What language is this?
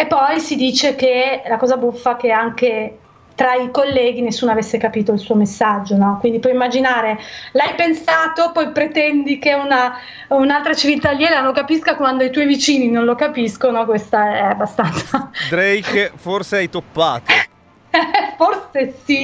Italian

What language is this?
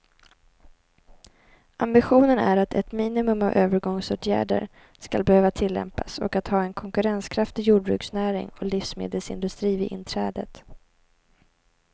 Swedish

